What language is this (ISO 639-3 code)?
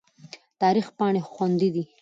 pus